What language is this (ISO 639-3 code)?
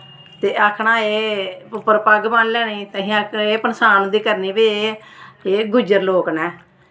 doi